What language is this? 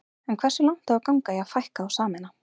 Icelandic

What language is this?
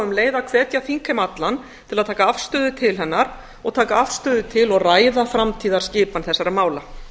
Icelandic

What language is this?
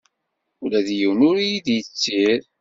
Kabyle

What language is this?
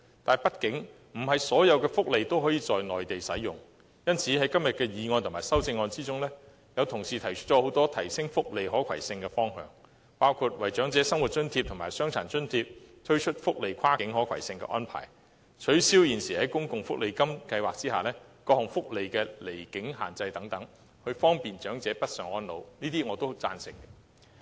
Cantonese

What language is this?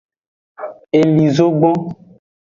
Aja (Benin)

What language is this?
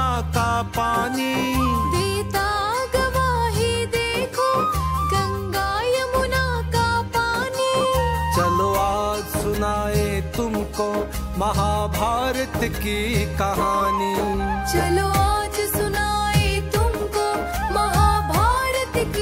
Hindi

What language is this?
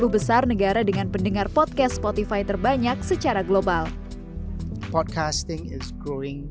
Indonesian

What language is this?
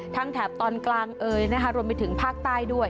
Thai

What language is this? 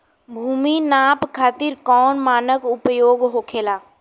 Bhojpuri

